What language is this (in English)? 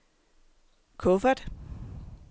Danish